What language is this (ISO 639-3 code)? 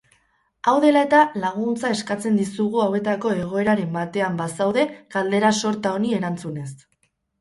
eus